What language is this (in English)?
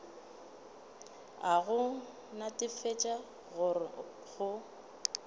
Northern Sotho